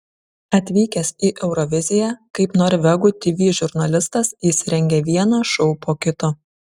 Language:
Lithuanian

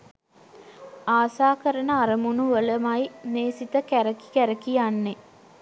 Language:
Sinhala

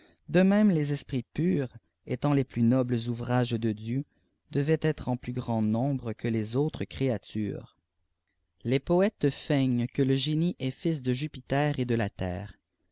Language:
French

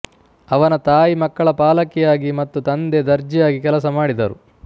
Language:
Kannada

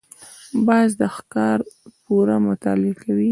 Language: Pashto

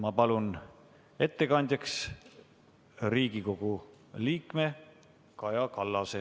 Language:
Estonian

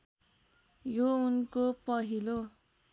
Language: Nepali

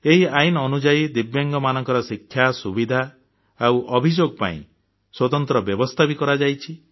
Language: Odia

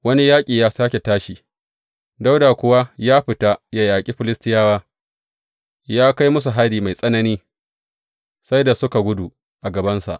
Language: Hausa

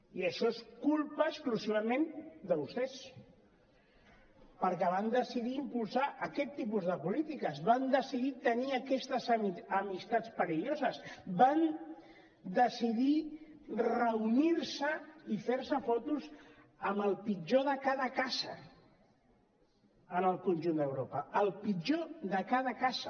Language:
Catalan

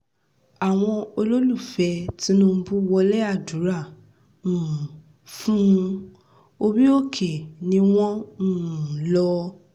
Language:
Yoruba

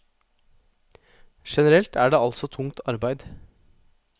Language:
Norwegian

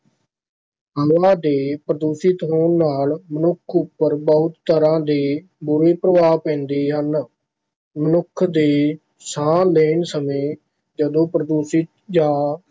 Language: Punjabi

